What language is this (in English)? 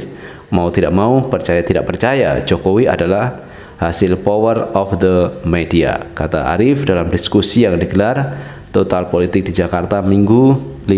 Indonesian